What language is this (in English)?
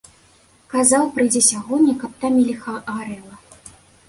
Belarusian